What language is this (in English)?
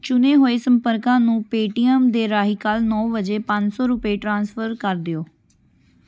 Punjabi